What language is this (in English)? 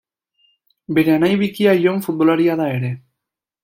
Basque